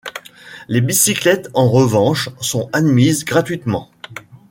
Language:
French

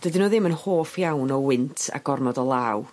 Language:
Welsh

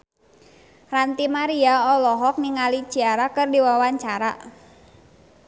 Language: Sundanese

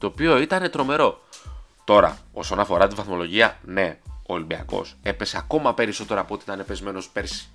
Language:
Greek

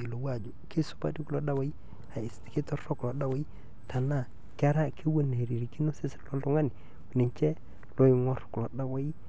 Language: Masai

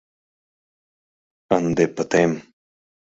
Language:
Mari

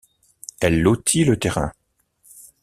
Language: French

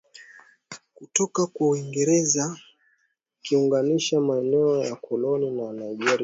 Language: Swahili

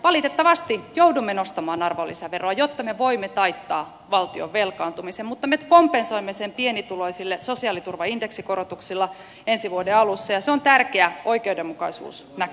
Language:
Finnish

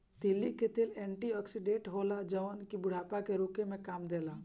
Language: Bhojpuri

